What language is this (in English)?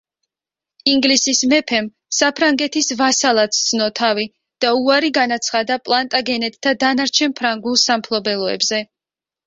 Georgian